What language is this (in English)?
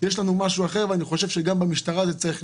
Hebrew